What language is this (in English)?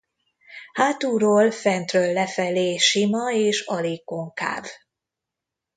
Hungarian